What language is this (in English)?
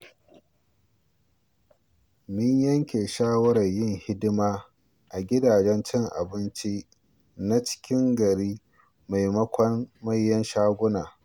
Hausa